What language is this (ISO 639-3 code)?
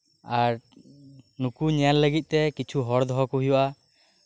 sat